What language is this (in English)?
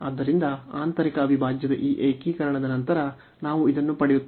Kannada